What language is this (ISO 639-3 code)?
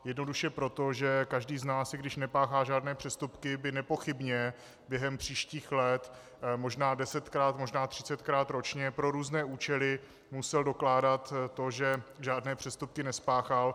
ces